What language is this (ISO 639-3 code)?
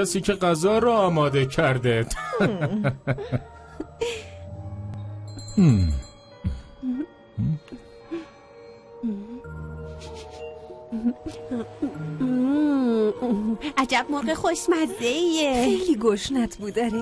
fas